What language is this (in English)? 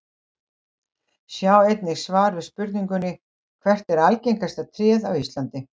Icelandic